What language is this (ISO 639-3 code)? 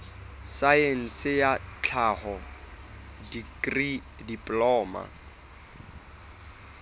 sot